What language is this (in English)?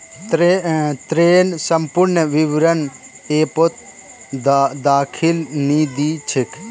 Magahi